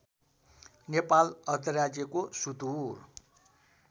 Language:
Nepali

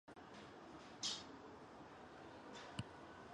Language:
Chinese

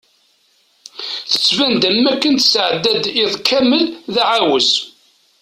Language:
Kabyle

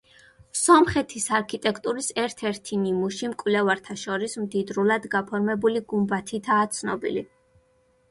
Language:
Georgian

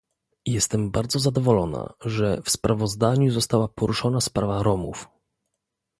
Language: Polish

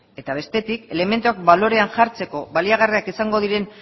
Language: Basque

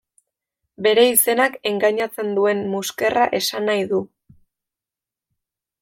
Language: Basque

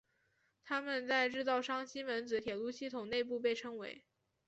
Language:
Chinese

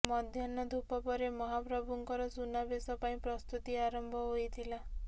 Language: Odia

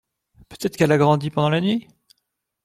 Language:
French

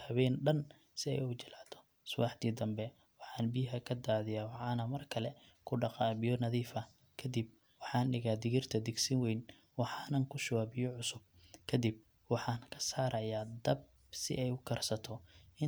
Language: Somali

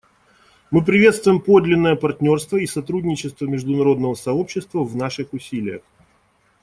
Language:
Russian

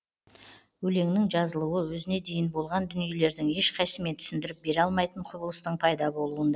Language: Kazakh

